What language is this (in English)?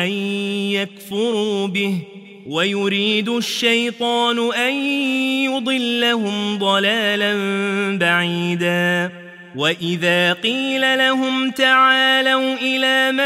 Arabic